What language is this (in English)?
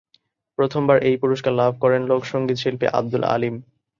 Bangla